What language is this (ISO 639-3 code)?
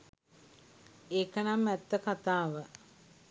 sin